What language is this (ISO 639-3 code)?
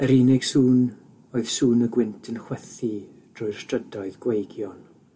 cym